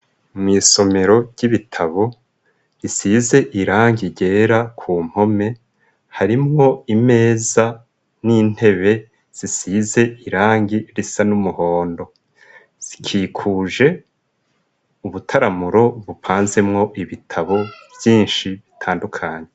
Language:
Rundi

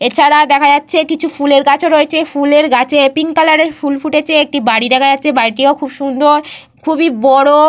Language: Bangla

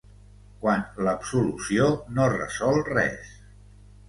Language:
Catalan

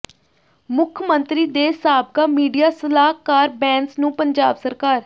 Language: Punjabi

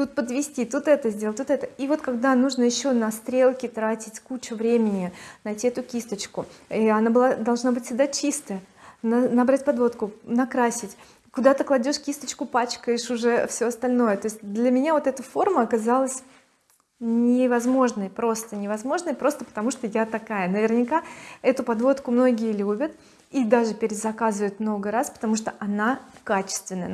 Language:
Russian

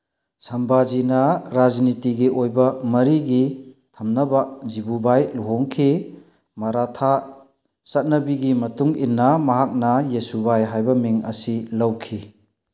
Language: Manipuri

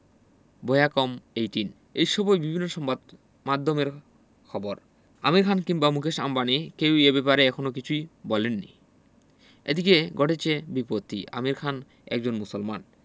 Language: Bangla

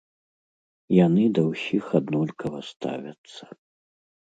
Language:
Belarusian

